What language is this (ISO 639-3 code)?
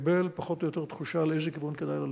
heb